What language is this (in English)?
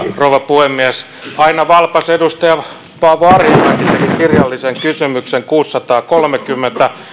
Finnish